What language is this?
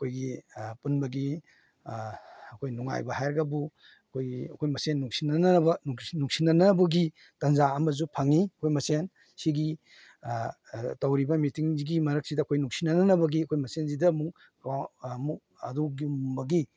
Manipuri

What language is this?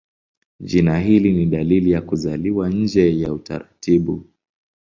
Swahili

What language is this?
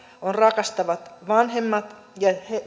Finnish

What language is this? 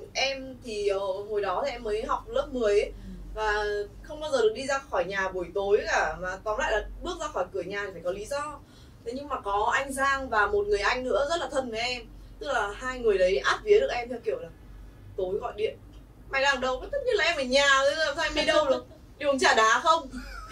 Vietnamese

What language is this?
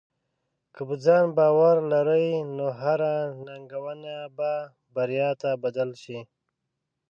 Pashto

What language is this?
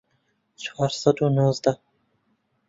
Central Kurdish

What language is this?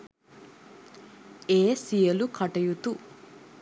Sinhala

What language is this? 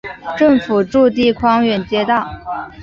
Chinese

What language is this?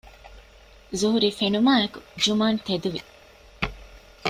Divehi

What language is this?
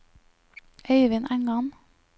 Norwegian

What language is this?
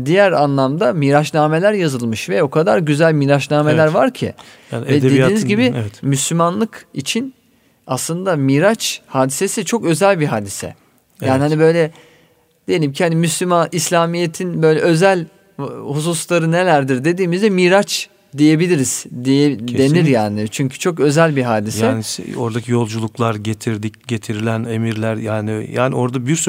Turkish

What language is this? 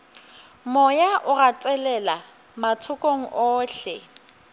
Northern Sotho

